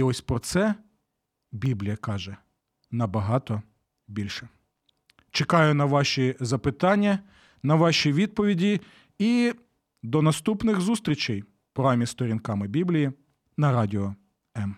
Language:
Ukrainian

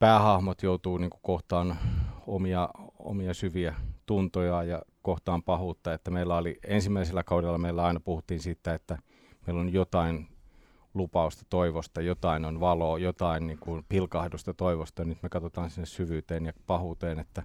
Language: Finnish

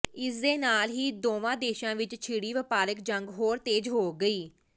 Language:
Punjabi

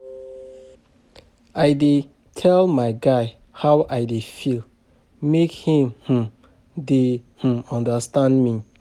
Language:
Nigerian Pidgin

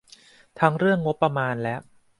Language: Thai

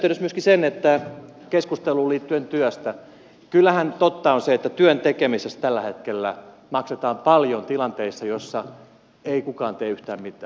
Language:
Finnish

